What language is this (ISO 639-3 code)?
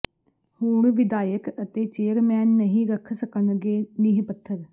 pan